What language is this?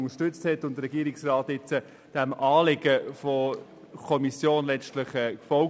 Swiss German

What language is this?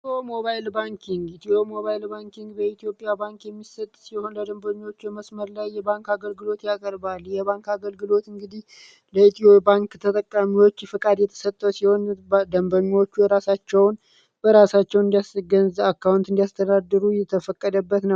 Amharic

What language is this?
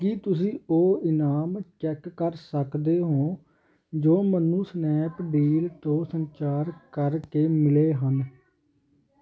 Punjabi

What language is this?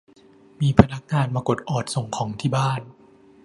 Thai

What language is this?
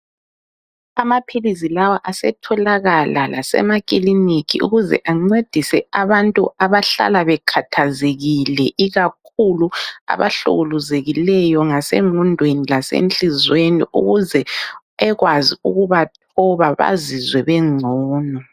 North Ndebele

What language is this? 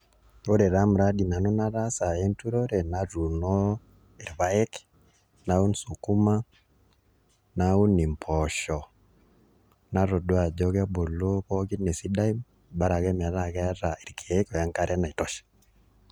Masai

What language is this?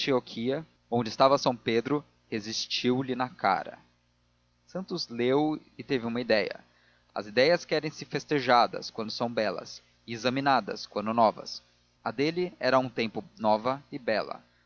Portuguese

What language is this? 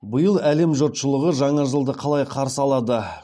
Kazakh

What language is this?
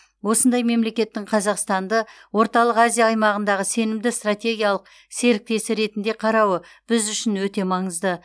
Kazakh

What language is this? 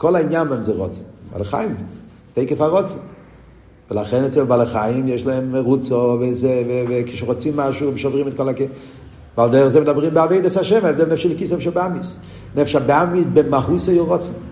Hebrew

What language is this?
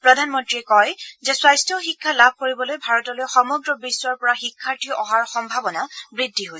Assamese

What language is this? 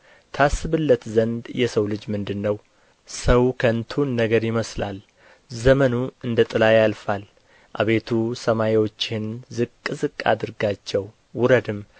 Amharic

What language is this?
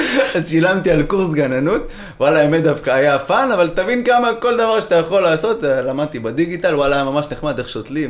Hebrew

